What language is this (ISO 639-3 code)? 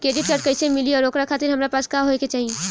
bho